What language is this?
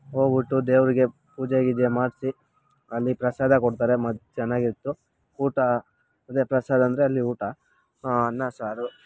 Kannada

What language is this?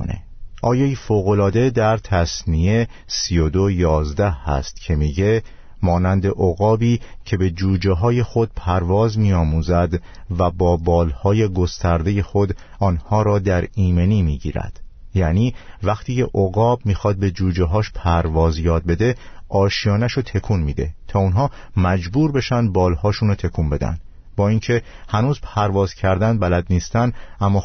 Persian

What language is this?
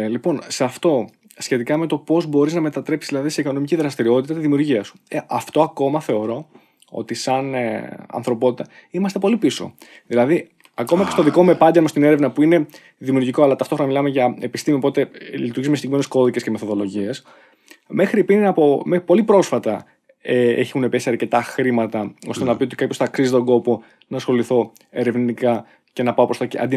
Greek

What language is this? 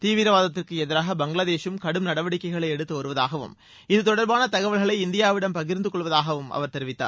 Tamil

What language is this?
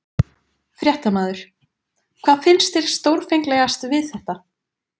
Icelandic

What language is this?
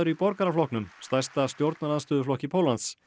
Icelandic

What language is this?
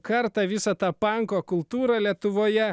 Lithuanian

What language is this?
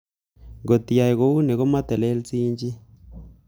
Kalenjin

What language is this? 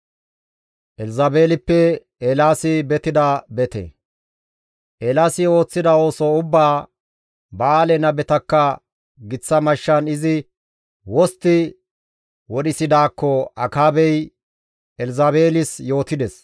Gamo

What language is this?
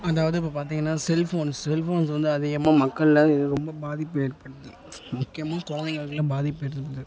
Tamil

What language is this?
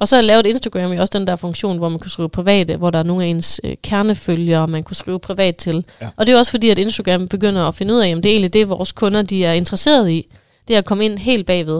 Danish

